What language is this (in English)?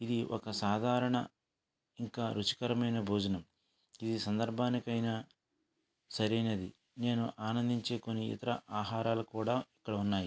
Telugu